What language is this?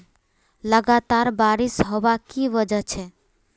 Magahi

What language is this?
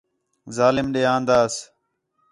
Khetrani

